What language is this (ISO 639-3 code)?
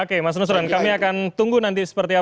ind